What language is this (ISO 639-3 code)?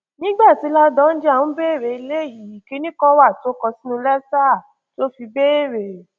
yor